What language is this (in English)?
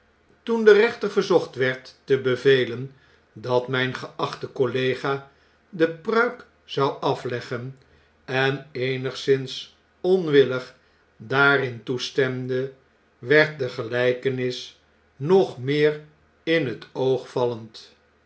Dutch